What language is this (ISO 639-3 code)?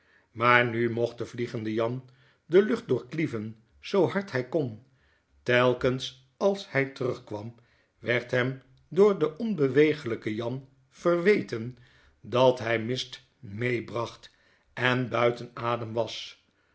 nld